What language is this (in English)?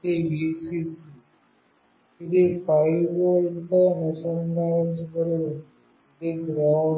Telugu